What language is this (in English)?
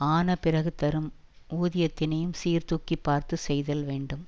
Tamil